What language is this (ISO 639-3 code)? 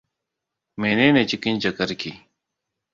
hau